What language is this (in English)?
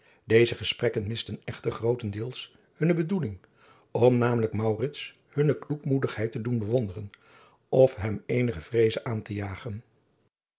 Dutch